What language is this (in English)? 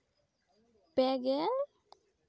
Santali